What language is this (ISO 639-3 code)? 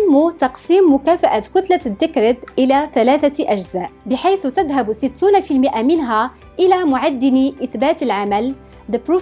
ara